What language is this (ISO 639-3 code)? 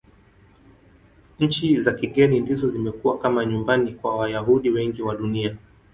swa